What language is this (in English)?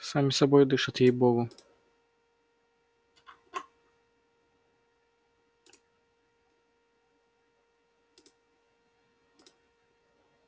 Russian